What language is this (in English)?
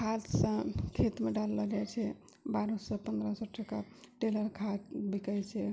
Maithili